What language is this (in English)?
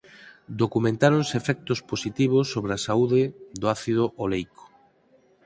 Galician